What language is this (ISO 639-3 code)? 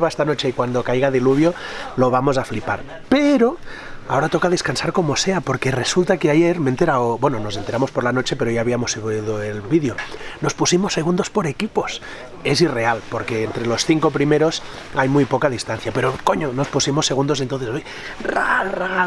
spa